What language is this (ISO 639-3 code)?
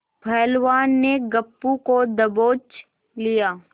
hin